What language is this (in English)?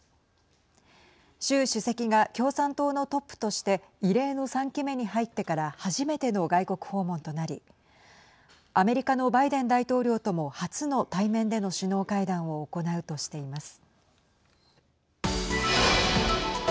Japanese